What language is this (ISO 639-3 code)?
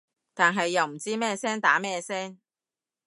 yue